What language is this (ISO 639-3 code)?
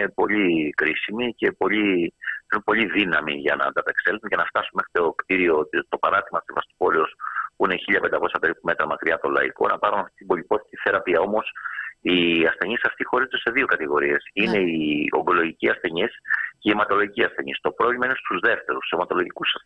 ell